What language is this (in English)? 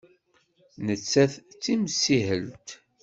Kabyle